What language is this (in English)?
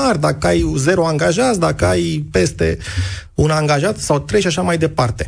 Romanian